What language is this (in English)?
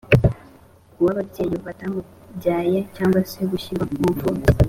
Kinyarwanda